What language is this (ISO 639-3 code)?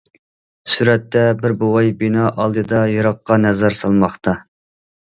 uig